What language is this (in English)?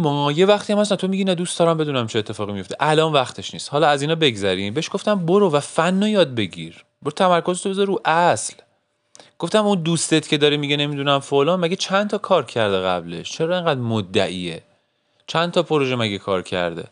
Persian